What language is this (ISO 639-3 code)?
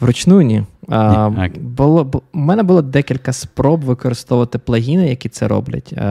ukr